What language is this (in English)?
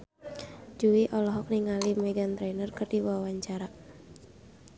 Sundanese